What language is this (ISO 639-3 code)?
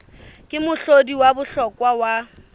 sot